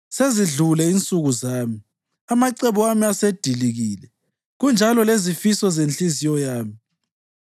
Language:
North Ndebele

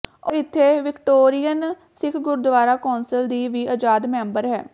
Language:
Punjabi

